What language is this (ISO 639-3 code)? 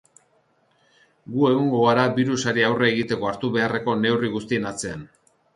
eus